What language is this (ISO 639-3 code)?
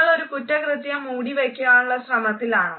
mal